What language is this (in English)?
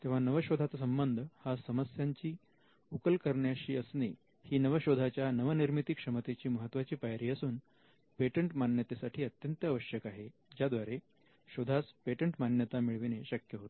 Marathi